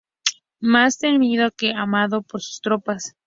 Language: Spanish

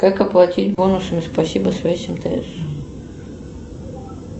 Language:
Russian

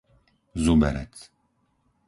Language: Slovak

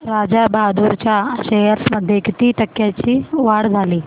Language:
Marathi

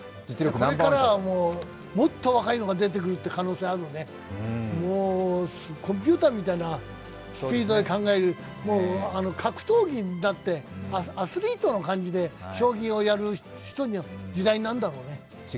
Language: Japanese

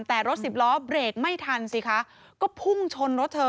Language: Thai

